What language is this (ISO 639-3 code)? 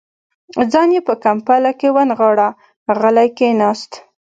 pus